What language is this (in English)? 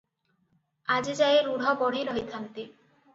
Odia